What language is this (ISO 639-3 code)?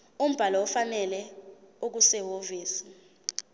zul